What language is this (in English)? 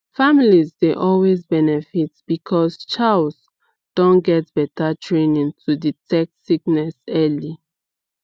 Nigerian Pidgin